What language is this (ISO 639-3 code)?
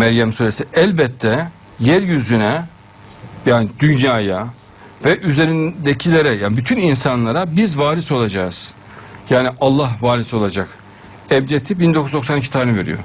tur